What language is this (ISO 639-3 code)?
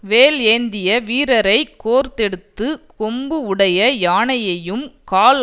tam